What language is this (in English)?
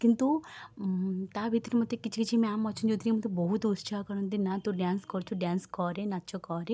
Odia